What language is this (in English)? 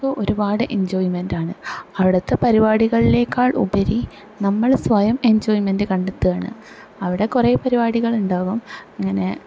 Malayalam